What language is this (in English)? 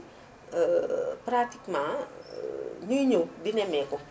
Wolof